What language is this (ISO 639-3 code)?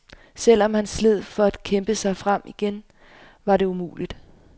dan